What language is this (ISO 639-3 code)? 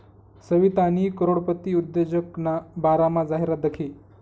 mar